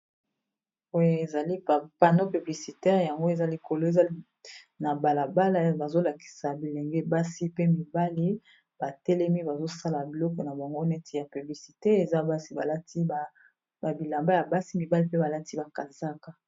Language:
Lingala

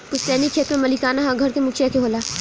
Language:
Bhojpuri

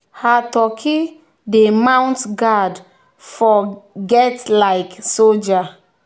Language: Nigerian Pidgin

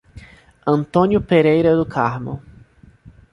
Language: Portuguese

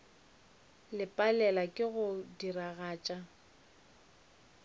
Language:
Northern Sotho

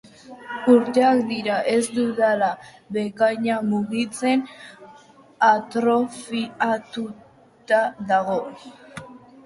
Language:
Basque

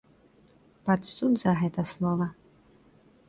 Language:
Belarusian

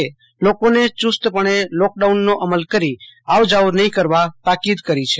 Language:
Gujarati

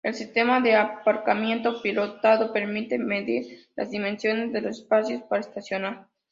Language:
Spanish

